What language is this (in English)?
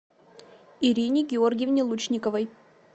Russian